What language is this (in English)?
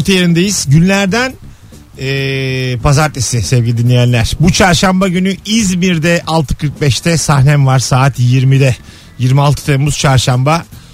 Turkish